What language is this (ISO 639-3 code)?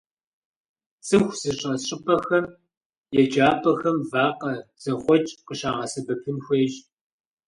kbd